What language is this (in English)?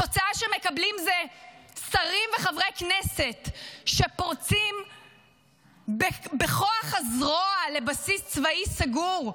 Hebrew